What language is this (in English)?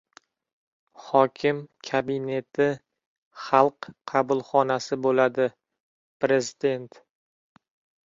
Uzbek